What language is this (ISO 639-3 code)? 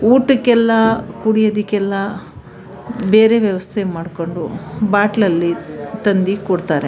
kan